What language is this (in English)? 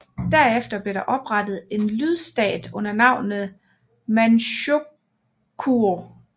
Danish